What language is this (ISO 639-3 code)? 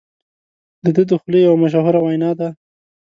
pus